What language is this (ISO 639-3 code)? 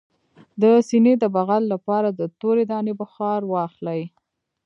pus